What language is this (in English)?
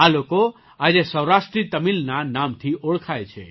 Gujarati